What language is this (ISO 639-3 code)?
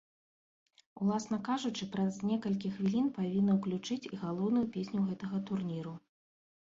bel